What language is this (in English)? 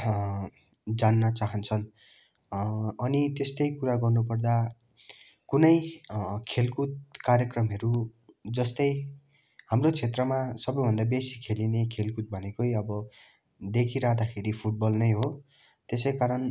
Nepali